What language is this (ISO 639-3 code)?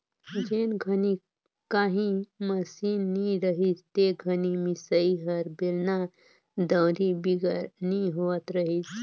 hne